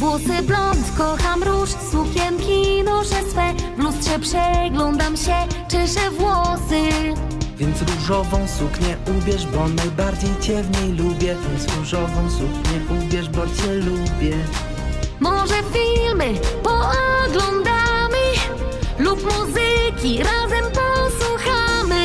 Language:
Polish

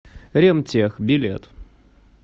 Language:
Russian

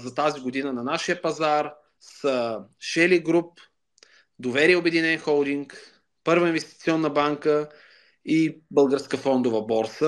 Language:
Bulgarian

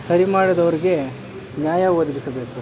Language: Kannada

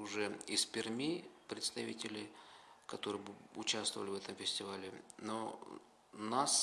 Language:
Russian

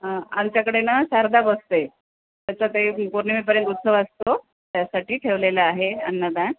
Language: Marathi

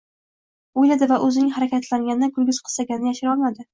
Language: Uzbek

